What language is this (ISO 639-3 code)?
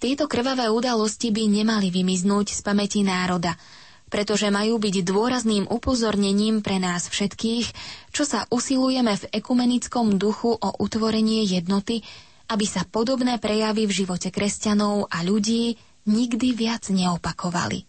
slk